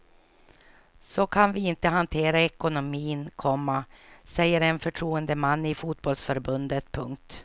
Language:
Swedish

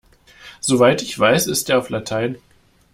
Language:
German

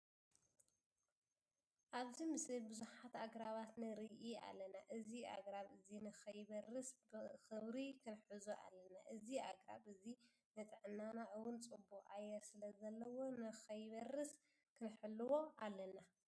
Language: Tigrinya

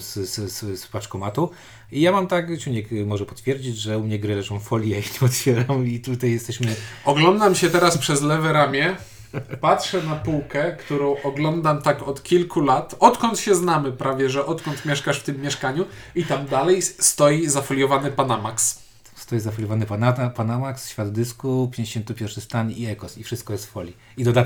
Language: Polish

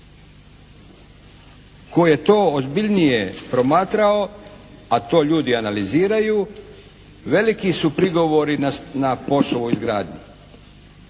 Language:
Croatian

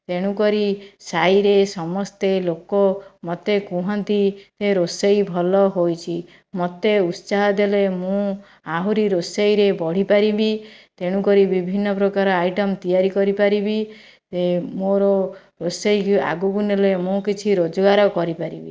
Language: Odia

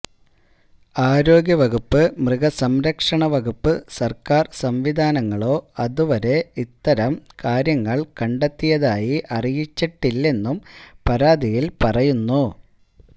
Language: Malayalam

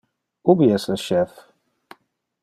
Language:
Interlingua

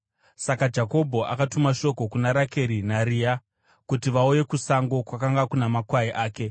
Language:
Shona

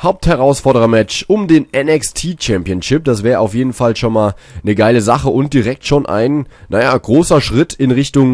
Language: German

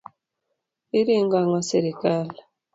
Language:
Luo (Kenya and Tanzania)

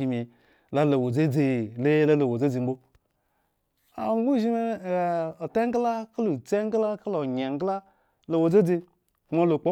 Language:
Eggon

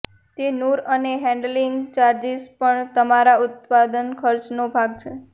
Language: Gujarati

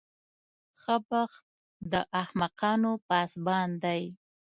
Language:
Pashto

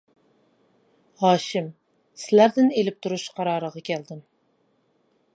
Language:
Uyghur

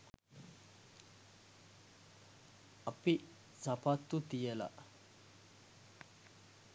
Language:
Sinhala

